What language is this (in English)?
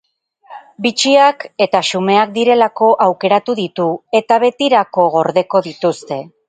Basque